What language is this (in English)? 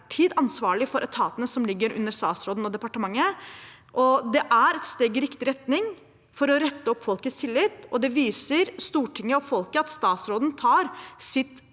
Norwegian